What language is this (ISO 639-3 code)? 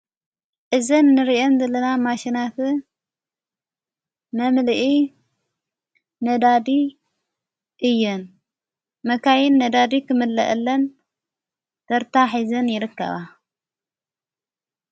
tir